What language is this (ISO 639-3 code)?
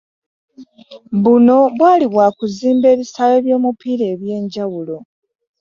lug